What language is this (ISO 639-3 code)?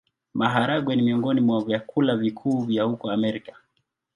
swa